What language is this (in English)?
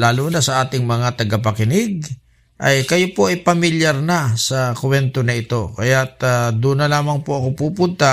Filipino